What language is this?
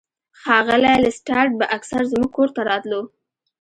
Pashto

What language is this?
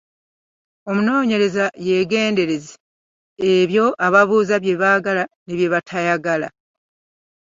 Ganda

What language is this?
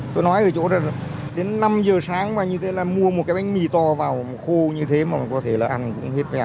Vietnamese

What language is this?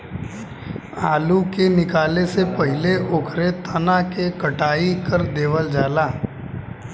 Bhojpuri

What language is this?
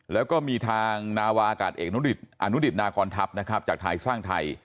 Thai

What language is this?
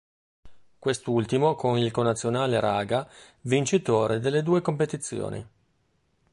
Italian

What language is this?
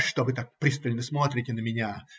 Russian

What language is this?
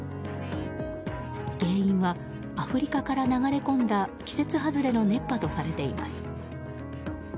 Japanese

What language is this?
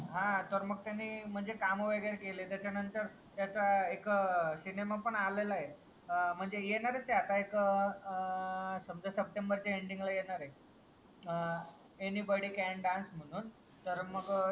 Marathi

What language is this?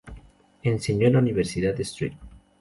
Spanish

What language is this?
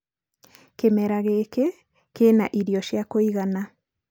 Kikuyu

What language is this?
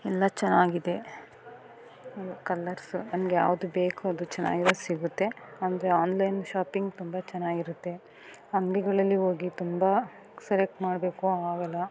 Kannada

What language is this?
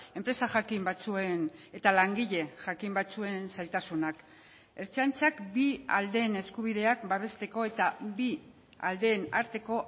Basque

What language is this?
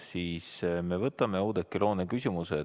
Estonian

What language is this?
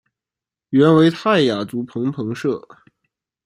Chinese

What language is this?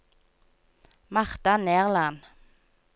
Norwegian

